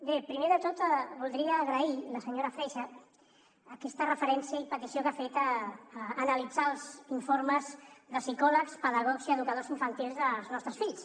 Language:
Catalan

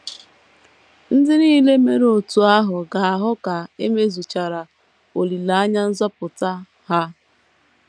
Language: Igbo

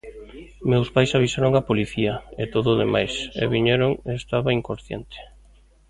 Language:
Galician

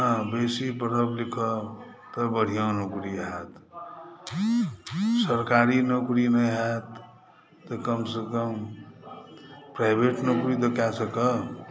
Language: Maithili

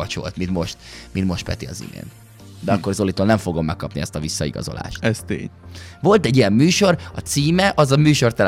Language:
Hungarian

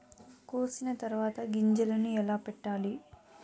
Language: Telugu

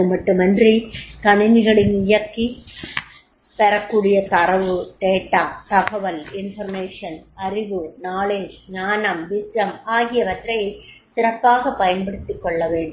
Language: Tamil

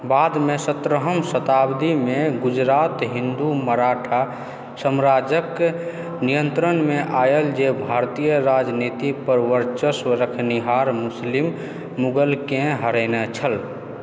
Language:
Maithili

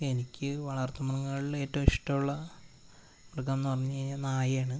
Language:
Malayalam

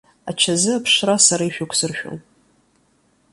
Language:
Abkhazian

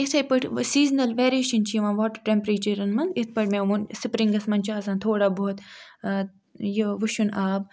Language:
Kashmiri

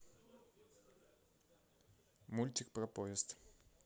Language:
Russian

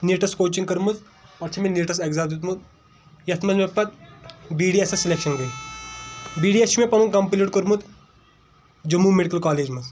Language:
Kashmiri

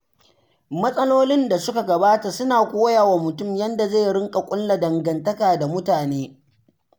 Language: Hausa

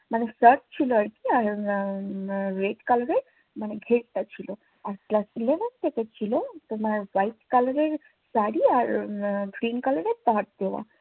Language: Bangla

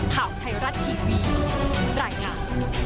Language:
Thai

